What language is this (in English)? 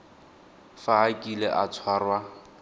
Tswana